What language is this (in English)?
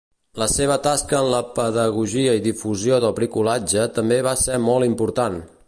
Catalan